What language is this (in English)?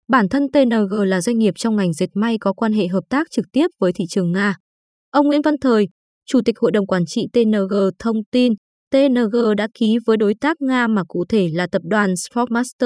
Vietnamese